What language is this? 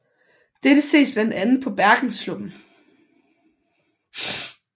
Danish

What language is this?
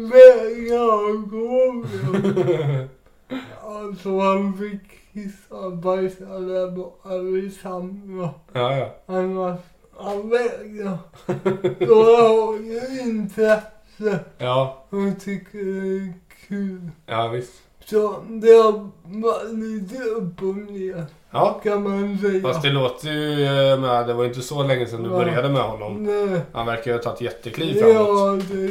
Swedish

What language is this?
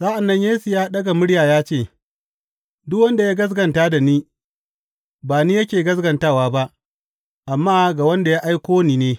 Hausa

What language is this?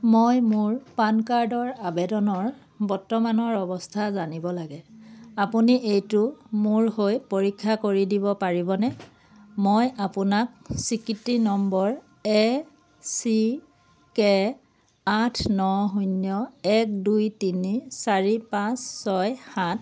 Assamese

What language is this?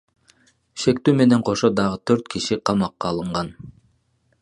Kyrgyz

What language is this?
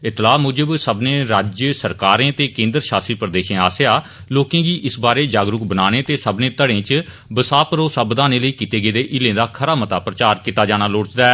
Dogri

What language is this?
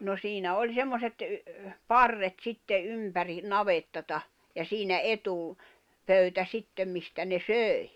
Finnish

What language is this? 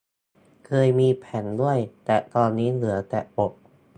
Thai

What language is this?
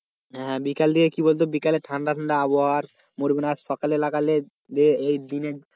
Bangla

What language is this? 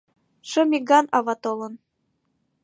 Mari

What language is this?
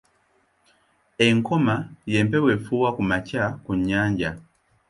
Ganda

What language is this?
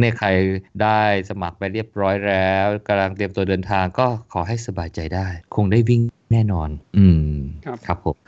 Thai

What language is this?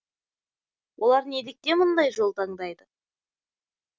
Kazakh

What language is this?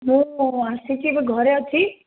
Odia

